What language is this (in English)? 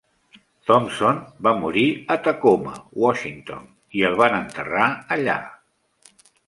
Catalan